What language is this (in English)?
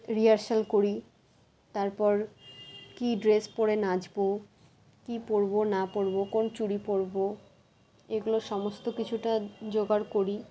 Bangla